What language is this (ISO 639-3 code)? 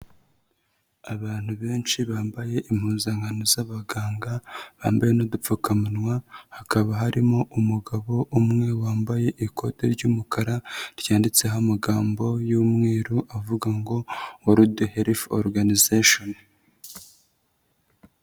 kin